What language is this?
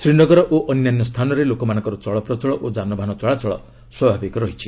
Odia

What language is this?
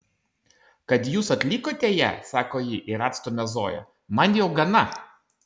Lithuanian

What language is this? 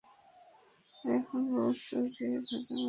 Bangla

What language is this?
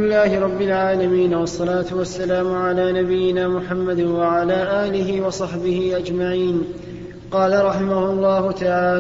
Arabic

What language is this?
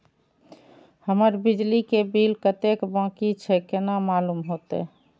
Maithili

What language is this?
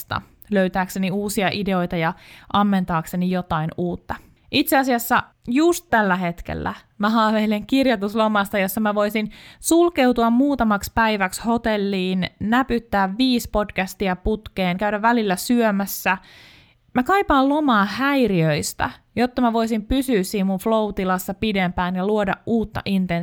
Finnish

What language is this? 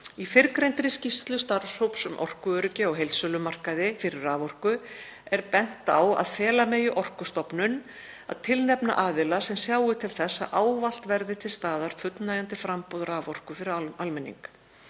Icelandic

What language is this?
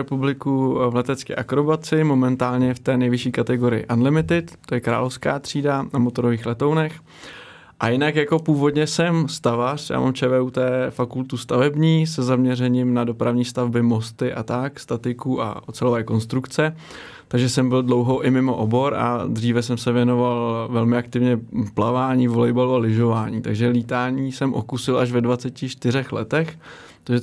Czech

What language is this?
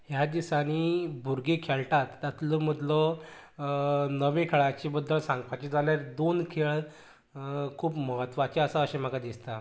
Konkani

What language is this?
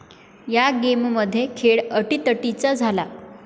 Marathi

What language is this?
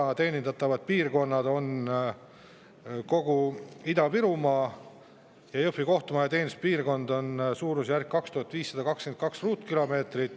Estonian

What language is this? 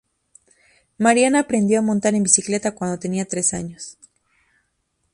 Spanish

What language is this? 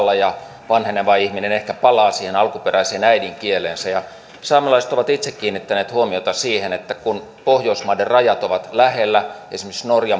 Finnish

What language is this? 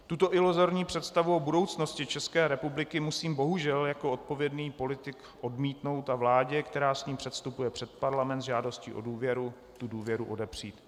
Czech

